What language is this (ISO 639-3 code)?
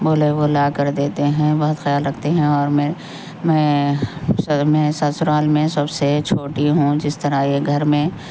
urd